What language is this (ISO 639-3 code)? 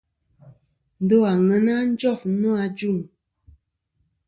bkm